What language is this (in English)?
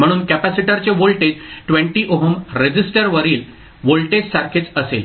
Marathi